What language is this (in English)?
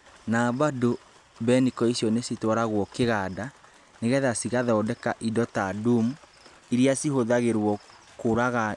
Kikuyu